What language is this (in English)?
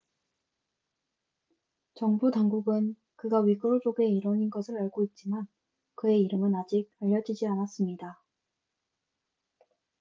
Korean